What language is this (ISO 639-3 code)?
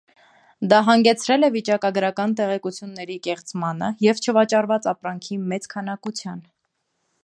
hye